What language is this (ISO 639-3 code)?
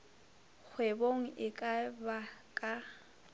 nso